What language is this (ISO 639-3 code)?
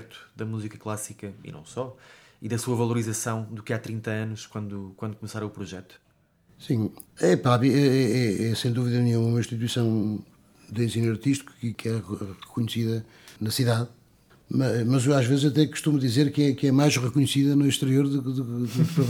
por